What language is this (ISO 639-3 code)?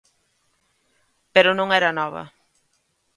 glg